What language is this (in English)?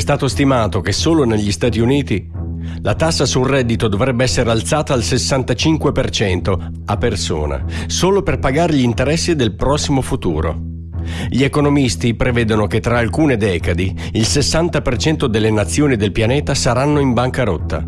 Italian